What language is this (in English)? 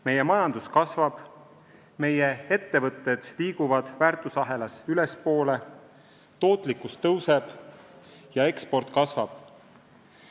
Estonian